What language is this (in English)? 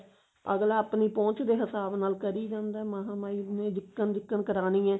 Punjabi